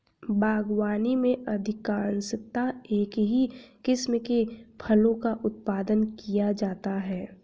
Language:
Hindi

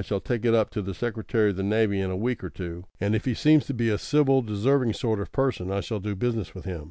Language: English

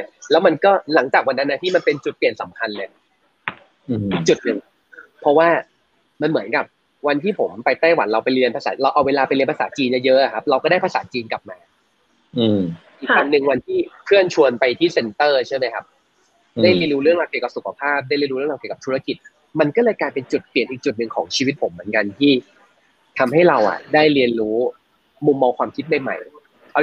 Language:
Thai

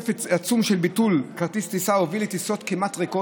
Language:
Hebrew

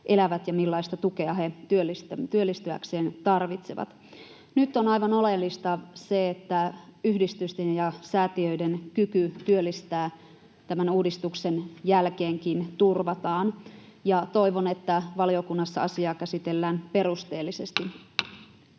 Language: Finnish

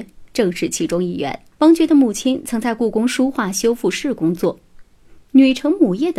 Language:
Chinese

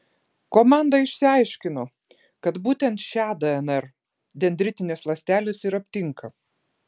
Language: Lithuanian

